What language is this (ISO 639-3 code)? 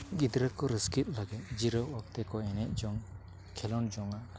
sat